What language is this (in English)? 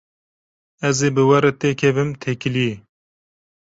Kurdish